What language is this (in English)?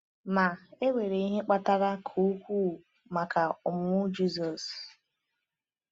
Igbo